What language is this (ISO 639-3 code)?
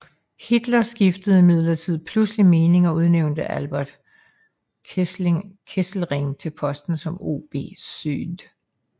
dan